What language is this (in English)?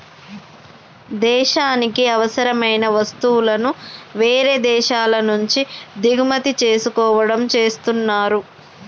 Telugu